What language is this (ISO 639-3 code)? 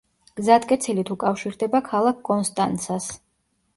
kat